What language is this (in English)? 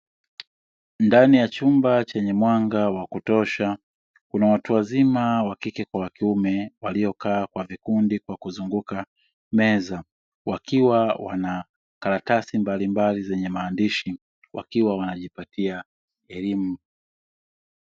Swahili